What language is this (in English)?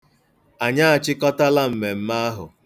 Igbo